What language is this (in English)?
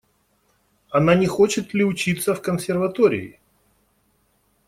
Russian